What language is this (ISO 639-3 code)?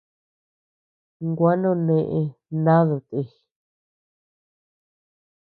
cux